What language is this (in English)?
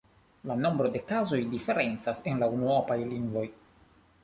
Esperanto